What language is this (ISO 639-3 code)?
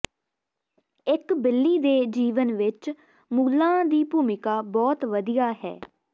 pan